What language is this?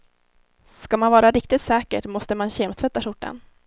Swedish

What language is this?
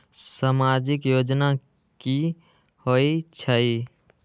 Magahi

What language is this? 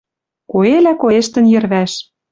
Western Mari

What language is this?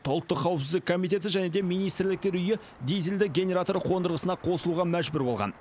Kazakh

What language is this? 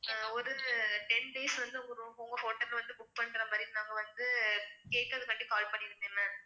Tamil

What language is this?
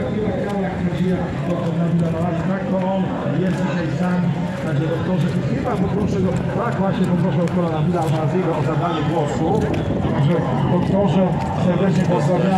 Polish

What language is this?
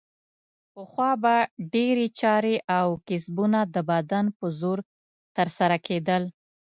Pashto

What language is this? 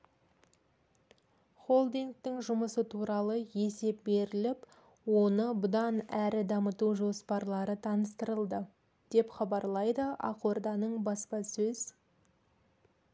Kazakh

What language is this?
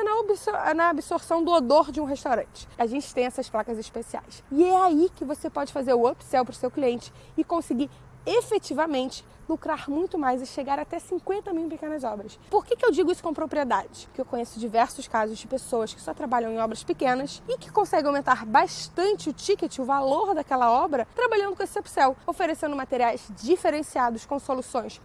Portuguese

